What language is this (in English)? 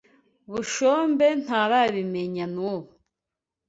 Kinyarwanda